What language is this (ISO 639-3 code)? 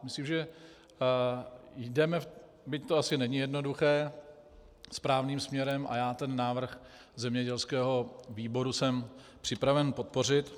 ces